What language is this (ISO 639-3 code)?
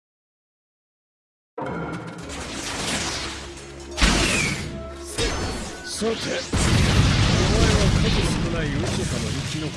jpn